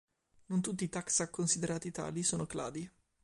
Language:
Italian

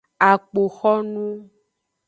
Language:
Aja (Benin)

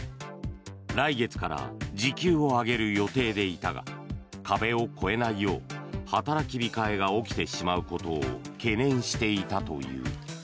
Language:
Japanese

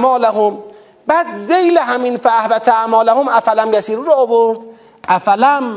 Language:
Persian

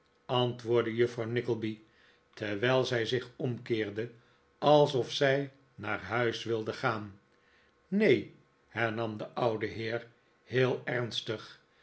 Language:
Dutch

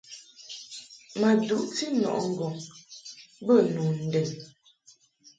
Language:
Mungaka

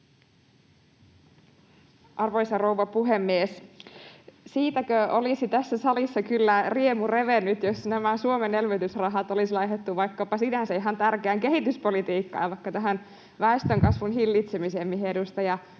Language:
Finnish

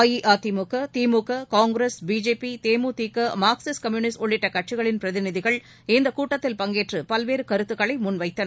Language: Tamil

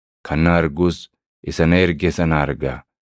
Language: Oromo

